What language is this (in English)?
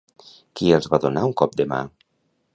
Catalan